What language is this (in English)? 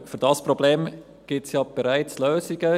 Swiss German